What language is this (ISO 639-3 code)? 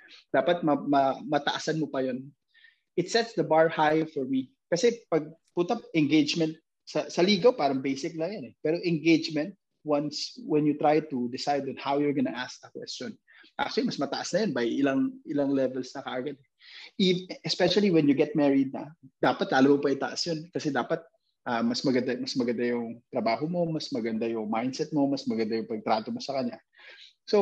fil